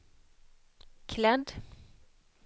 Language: Swedish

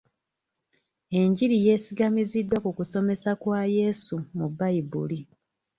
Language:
Ganda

